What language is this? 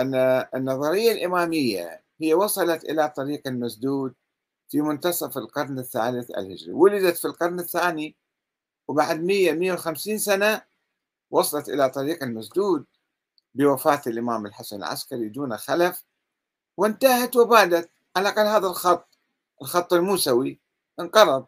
Arabic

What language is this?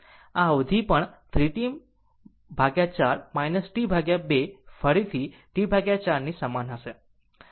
Gujarati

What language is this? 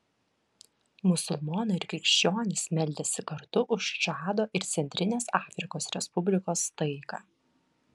Lithuanian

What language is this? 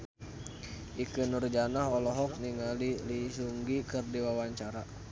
Sundanese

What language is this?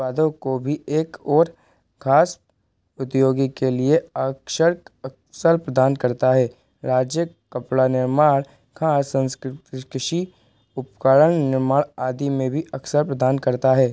Hindi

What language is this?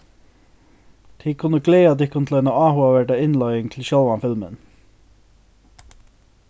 Faroese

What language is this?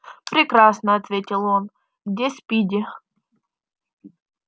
Russian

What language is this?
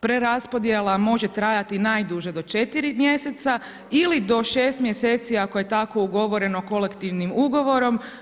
Croatian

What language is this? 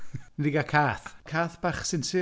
Welsh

